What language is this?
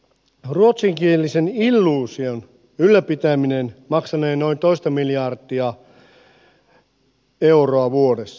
Finnish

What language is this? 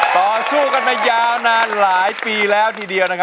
Thai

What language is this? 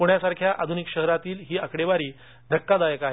Marathi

